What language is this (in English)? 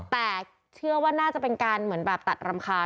Thai